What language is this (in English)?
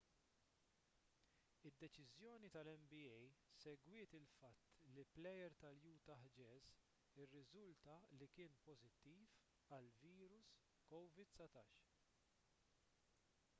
Maltese